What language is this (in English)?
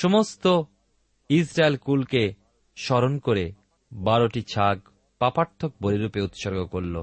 Bangla